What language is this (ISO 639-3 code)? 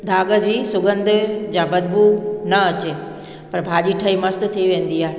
snd